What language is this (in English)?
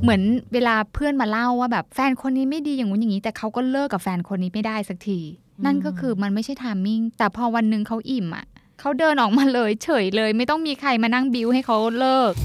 Thai